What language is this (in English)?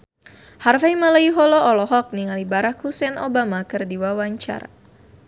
Sundanese